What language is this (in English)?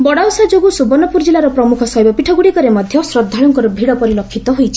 Odia